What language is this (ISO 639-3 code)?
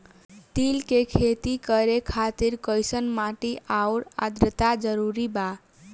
bho